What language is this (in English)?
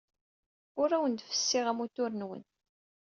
Kabyle